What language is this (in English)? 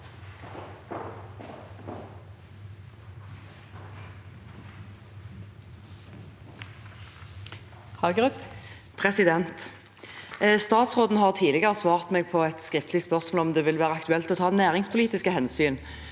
Norwegian